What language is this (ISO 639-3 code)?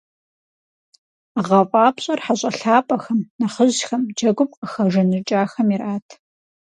kbd